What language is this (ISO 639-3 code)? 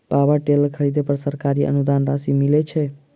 mai